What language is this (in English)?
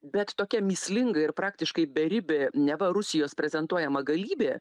Lithuanian